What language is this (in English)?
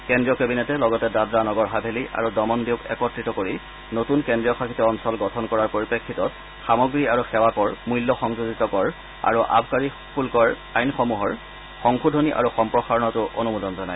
Assamese